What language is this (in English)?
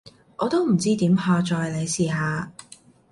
Cantonese